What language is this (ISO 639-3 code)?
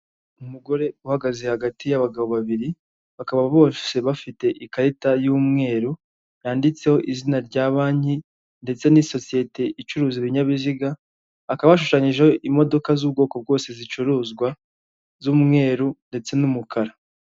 kin